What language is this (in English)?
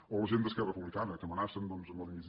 Catalan